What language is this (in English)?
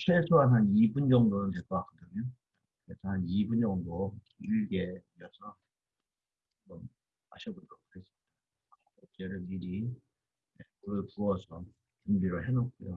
Korean